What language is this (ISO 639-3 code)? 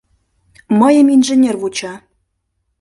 chm